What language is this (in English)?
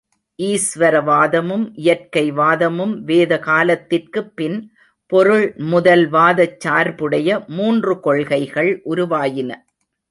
Tamil